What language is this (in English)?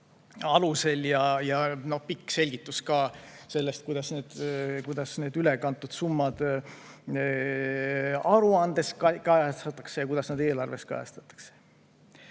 Estonian